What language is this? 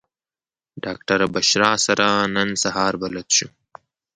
Pashto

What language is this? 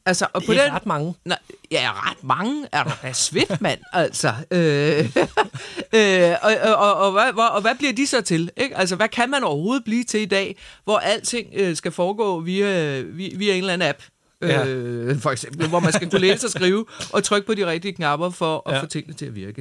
Danish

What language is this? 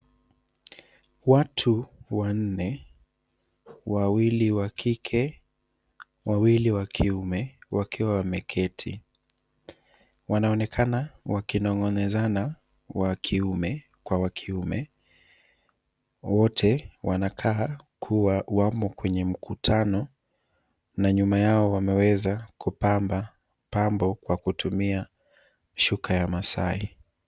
Swahili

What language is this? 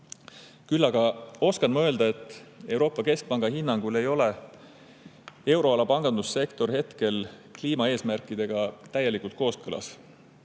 Estonian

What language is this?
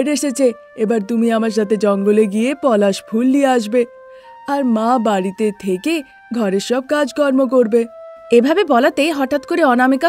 Bangla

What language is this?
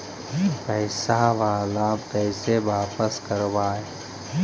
Magahi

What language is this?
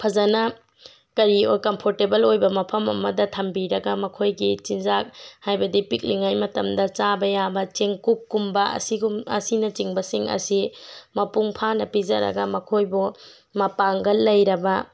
Manipuri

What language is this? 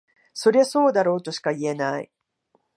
Japanese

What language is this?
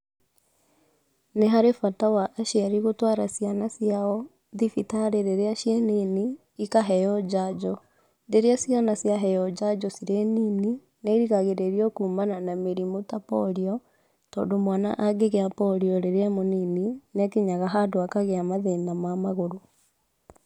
Kikuyu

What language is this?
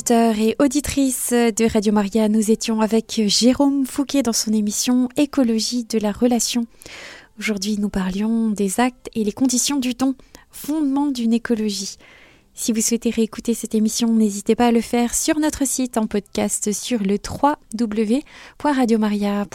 French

